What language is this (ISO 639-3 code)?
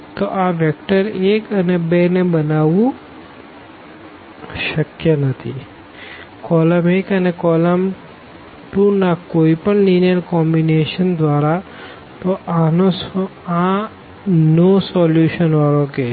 guj